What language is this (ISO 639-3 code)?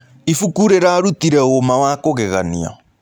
kik